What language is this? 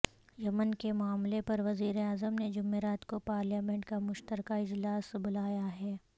Urdu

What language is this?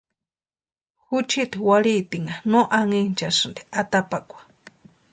Western Highland Purepecha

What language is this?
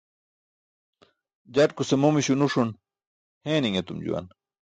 Burushaski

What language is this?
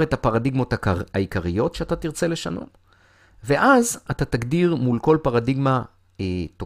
Hebrew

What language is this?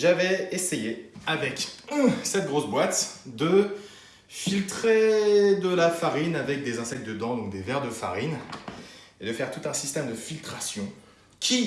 French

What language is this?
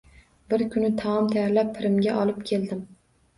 Uzbek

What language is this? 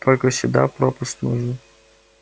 Russian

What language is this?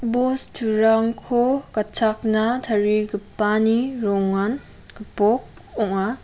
Garo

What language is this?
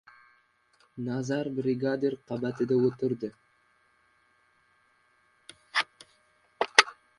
Uzbek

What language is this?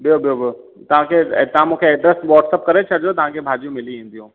Sindhi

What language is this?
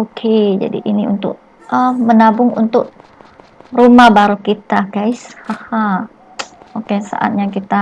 Indonesian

